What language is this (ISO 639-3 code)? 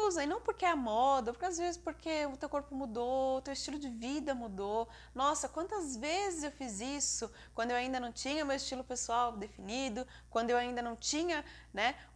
por